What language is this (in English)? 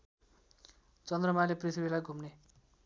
Nepali